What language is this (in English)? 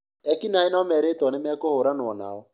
Kikuyu